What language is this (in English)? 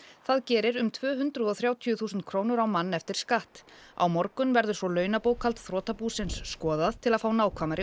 Icelandic